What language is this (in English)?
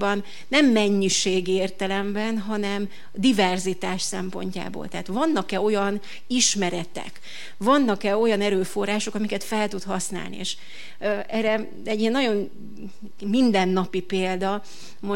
Hungarian